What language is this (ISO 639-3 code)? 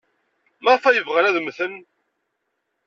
kab